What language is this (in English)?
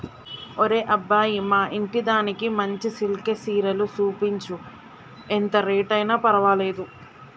Telugu